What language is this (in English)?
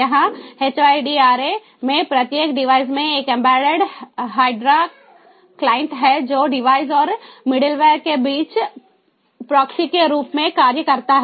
Hindi